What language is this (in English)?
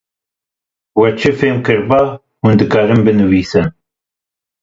Kurdish